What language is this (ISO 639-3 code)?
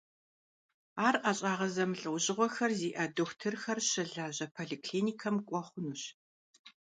kbd